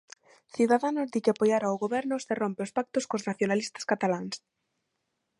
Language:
Galician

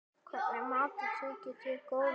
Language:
Icelandic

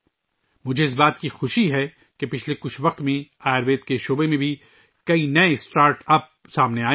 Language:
Urdu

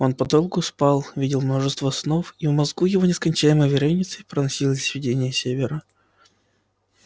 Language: Russian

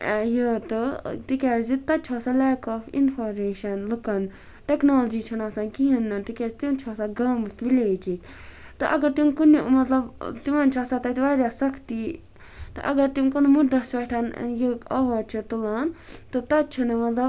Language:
Kashmiri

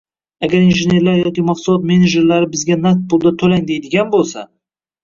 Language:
Uzbek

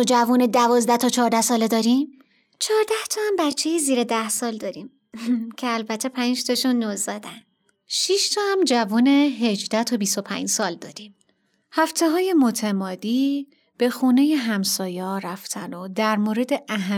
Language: Persian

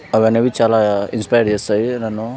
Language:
Telugu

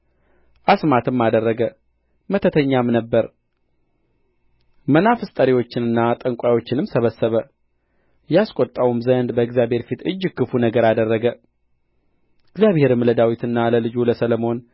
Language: Amharic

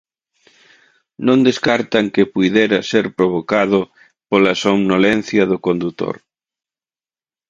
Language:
Galician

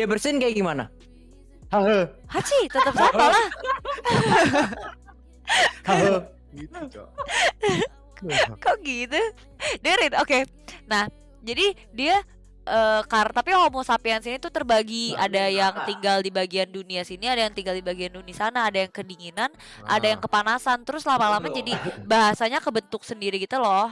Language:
Indonesian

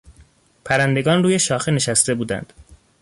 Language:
Persian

